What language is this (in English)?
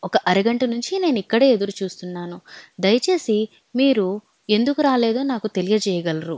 Telugu